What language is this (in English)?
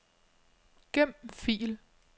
Danish